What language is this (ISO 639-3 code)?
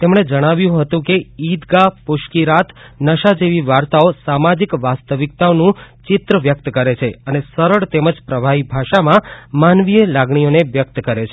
guj